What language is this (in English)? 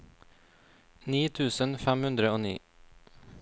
Norwegian